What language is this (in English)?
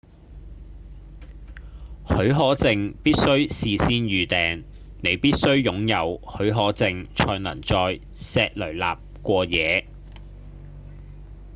Cantonese